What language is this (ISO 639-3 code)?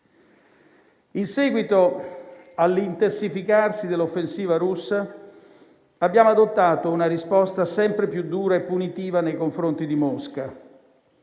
ita